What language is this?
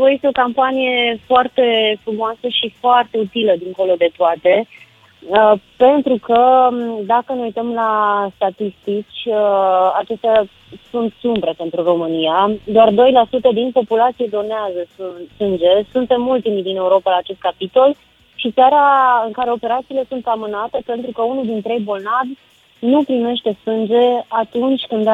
Romanian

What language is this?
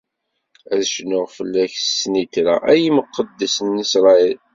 Kabyle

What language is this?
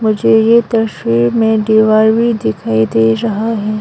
Hindi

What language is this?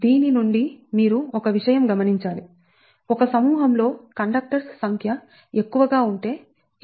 Telugu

